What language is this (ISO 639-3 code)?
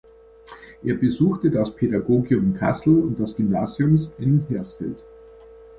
deu